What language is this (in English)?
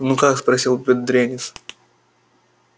Russian